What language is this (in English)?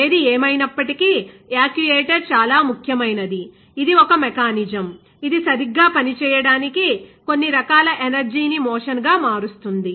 Telugu